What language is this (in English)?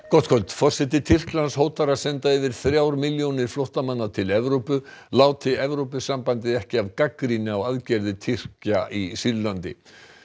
Icelandic